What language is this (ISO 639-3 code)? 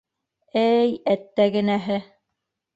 bak